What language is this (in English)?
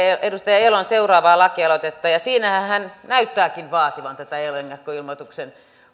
Finnish